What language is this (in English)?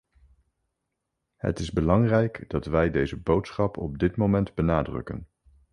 Dutch